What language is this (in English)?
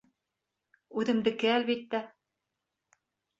Bashkir